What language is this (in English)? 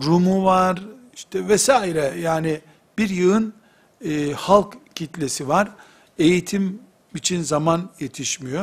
Turkish